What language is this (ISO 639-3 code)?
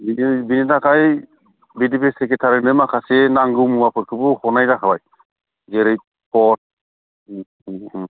brx